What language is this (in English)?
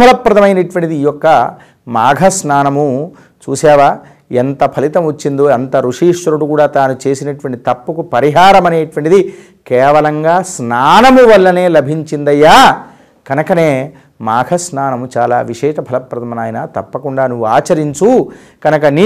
Telugu